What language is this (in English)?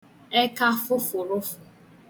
Igbo